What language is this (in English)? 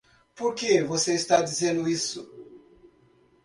Portuguese